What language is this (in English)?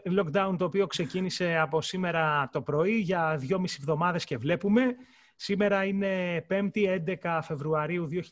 Greek